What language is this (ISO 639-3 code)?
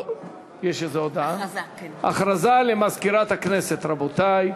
heb